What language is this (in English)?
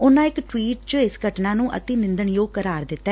Punjabi